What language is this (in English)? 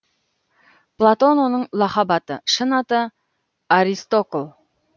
Kazakh